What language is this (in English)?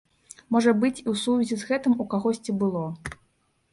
Belarusian